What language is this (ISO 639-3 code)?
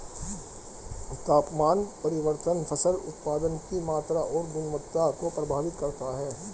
hin